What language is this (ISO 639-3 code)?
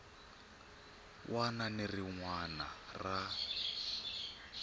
tso